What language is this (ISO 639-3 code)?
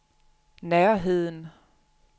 dan